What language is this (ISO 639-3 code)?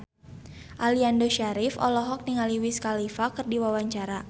sun